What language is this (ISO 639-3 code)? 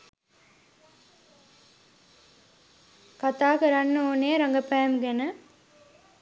sin